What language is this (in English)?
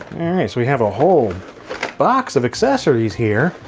English